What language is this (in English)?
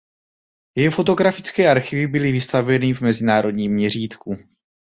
Czech